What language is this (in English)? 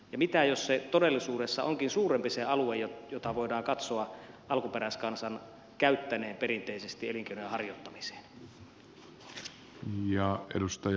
Finnish